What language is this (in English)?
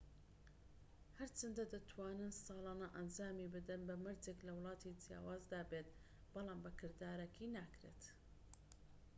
Central Kurdish